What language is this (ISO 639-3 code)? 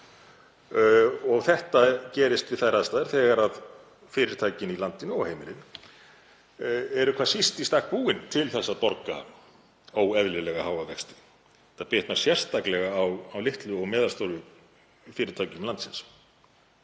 isl